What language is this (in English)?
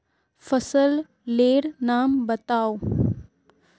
Magahi